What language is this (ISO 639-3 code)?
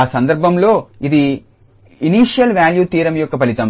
tel